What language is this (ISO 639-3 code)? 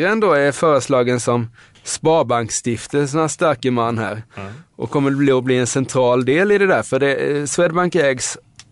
swe